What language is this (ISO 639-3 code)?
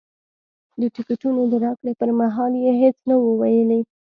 pus